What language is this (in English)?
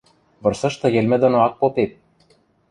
Western Mari